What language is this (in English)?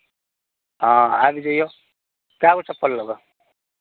Maithili